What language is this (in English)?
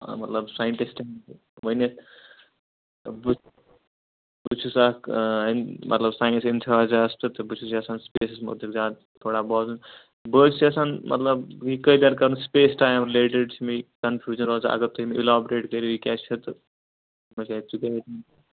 Kashmiri